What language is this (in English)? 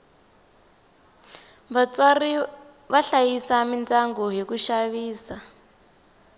Tsonga